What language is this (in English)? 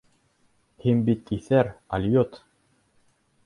Bashkir